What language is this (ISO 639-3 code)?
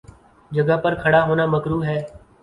urd